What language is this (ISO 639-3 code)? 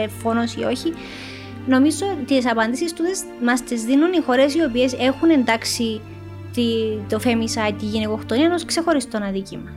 ell